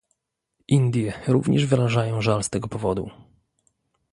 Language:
Polish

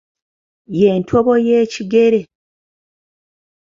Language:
Ganda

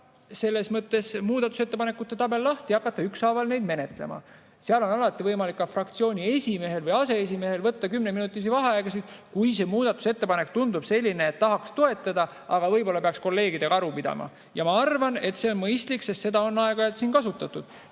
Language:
Estonian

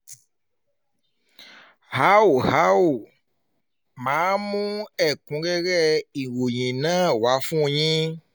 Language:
Yoruba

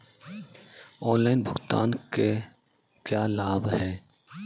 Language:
Hindi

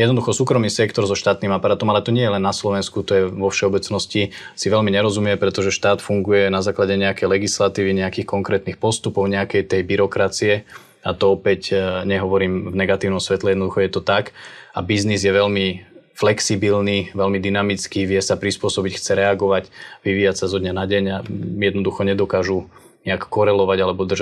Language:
Slovak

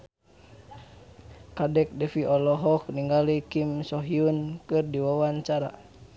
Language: Sundanese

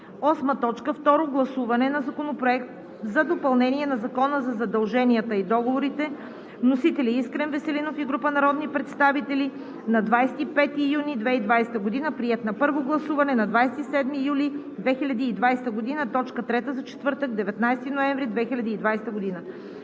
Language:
Bulgarian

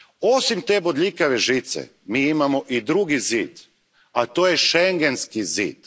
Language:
Croatian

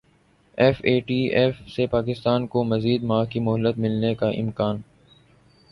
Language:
Urdu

